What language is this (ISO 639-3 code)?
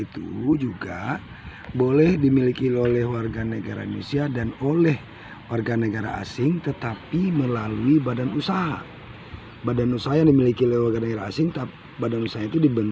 ind